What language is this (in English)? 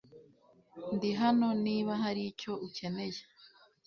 Kinyarwanda